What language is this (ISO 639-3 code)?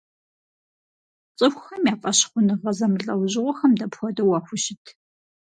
kbd